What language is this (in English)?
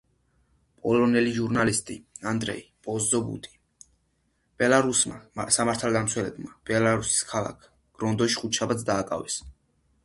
Georgian